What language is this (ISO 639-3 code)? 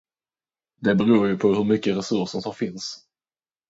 swe